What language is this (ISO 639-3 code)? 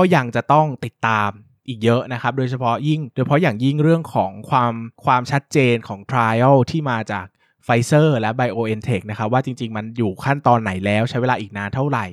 tha